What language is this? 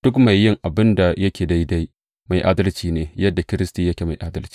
Hausa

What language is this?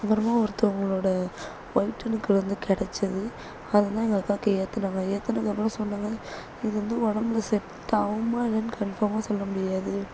Tamil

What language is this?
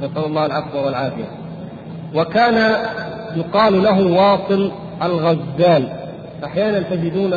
Arabic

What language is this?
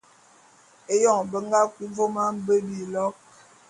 Bulu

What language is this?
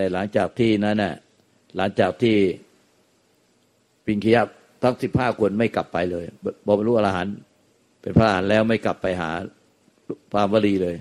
Thai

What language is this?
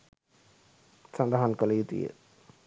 Sinhala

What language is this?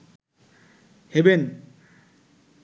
Bangla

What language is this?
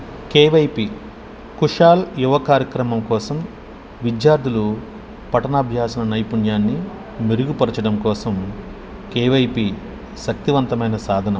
Telugu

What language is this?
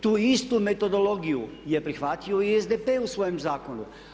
Croatian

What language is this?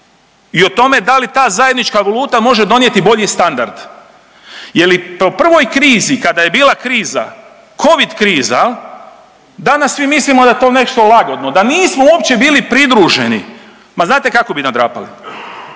Croatian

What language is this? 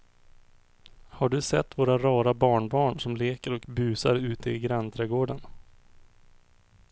Swedish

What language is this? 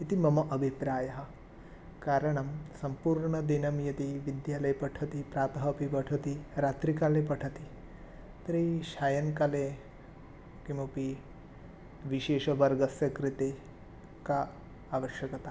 Sanskrit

